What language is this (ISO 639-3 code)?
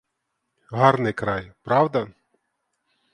ukr